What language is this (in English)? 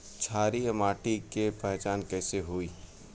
Bhojpuri